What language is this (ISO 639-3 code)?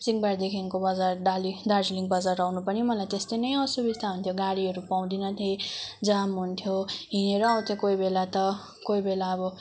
nep